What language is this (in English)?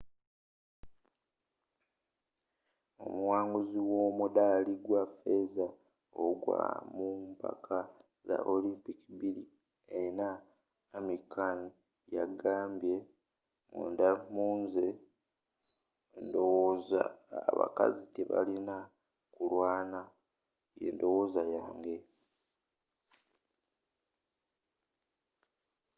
Ganda